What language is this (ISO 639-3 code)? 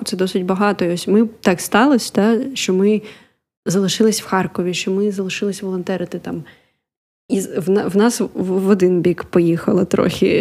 ukr